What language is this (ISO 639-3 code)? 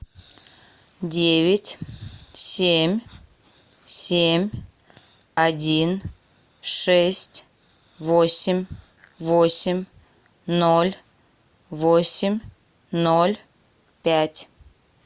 rus